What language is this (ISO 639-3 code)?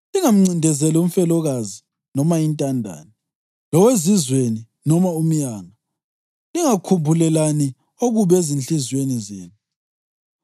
nde